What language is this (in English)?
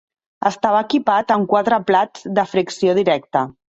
Catalan